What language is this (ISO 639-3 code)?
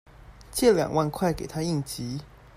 zho